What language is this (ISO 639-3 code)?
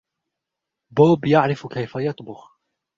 ara